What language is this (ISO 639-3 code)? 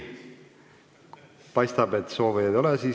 est